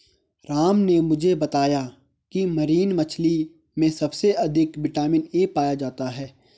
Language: Hindi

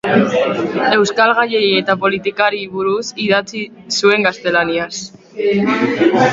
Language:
Basque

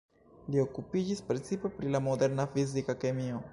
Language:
Esperanto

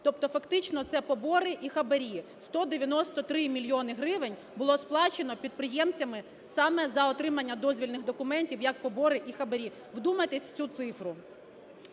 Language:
Ukrainian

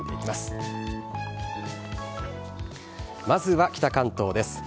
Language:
Japanese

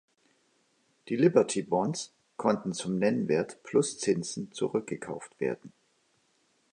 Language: German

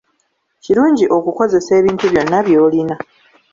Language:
Ganda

